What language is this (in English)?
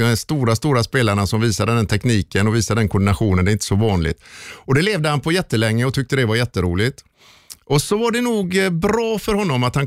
Swedish